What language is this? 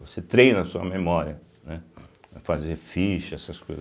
Portuguese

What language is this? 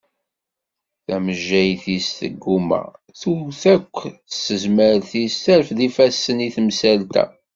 Kabyle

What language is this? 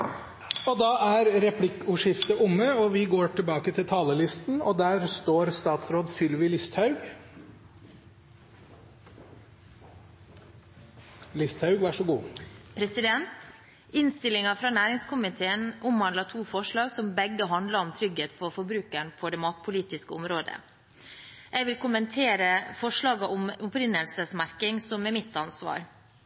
Norwegian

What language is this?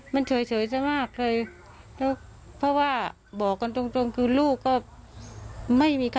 Thai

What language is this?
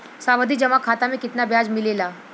Bhojpuri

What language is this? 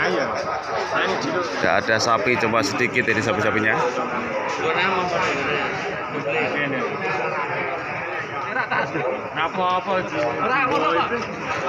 Indonesian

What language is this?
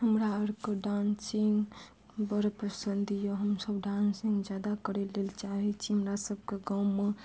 Maithili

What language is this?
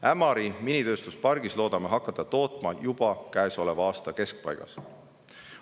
Estonian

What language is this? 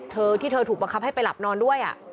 Thai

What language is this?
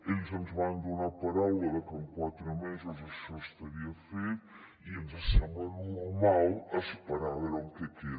Catalan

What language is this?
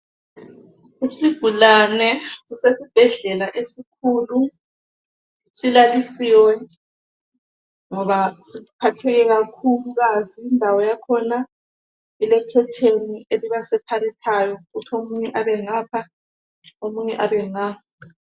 North Ndebele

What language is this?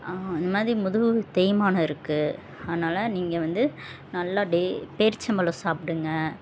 Tamil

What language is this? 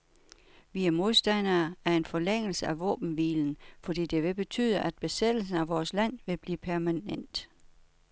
Danish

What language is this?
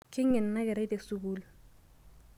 Masai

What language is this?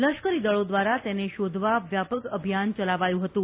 Gujarati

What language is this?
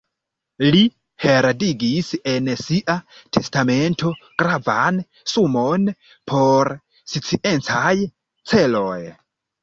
Esperanto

